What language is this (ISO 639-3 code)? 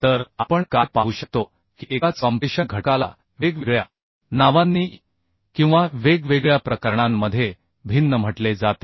mar